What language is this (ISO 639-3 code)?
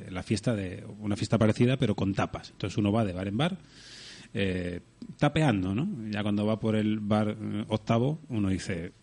spa